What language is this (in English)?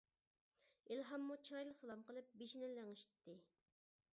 Uyghur